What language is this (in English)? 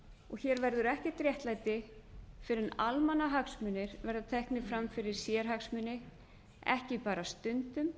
Icelandic